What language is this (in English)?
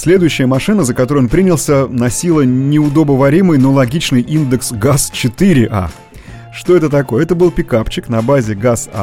Russian